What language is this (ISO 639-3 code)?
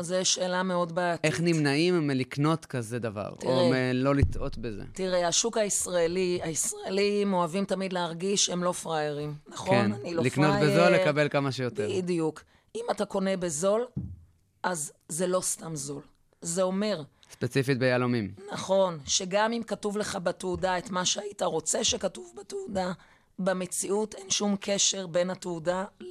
heb